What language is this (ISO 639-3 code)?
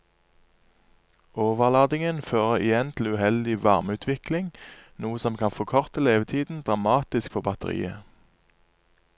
nor